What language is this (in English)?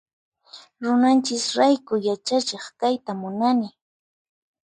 Puno Quechua